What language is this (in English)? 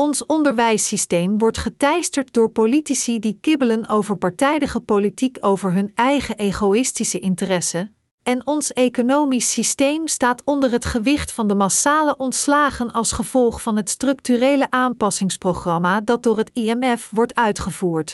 Dutch